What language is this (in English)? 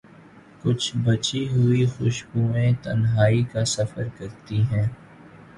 Urdu